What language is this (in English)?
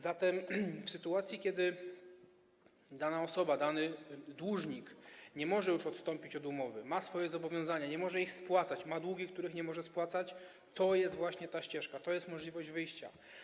Polish